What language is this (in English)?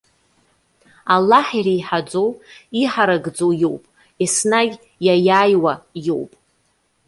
Abkhazian